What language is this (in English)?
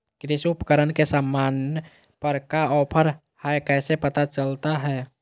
Magahi